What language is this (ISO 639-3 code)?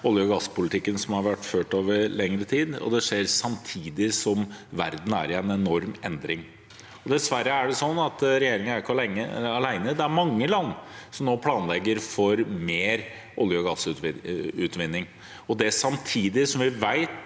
nor